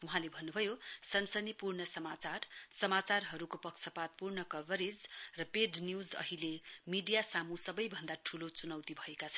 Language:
Nepali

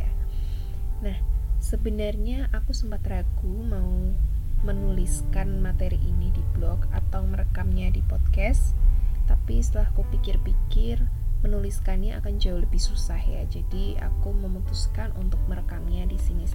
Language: Indonesian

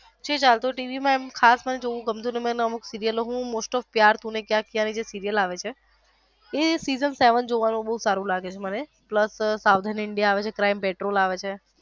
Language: Gujarati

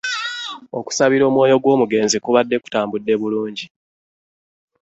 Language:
Ganda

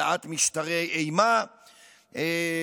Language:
Hebrew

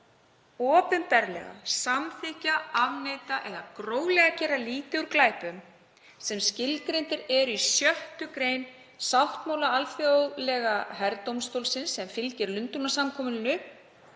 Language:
Icelandic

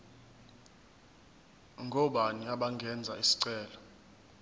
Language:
Zulu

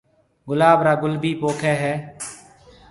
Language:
Marwari (Pakistan)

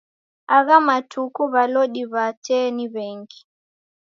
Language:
Taita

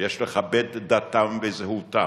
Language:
Hebrew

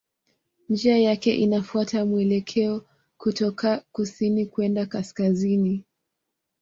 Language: Swahili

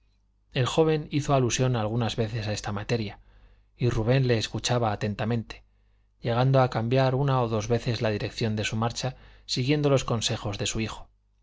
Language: Spanish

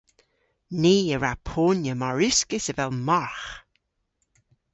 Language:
Cornish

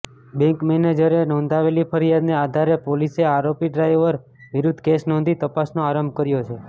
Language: Gujarati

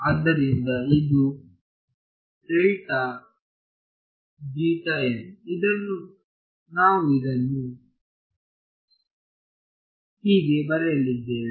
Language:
Kannada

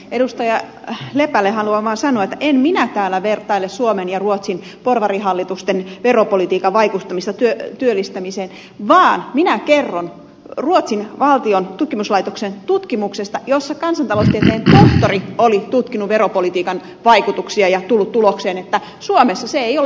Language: Finnish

